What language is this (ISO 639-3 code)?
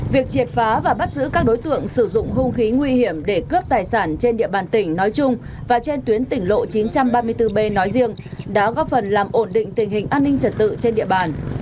vie